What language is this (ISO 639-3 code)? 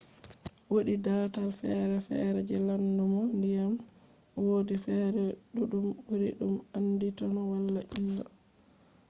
ful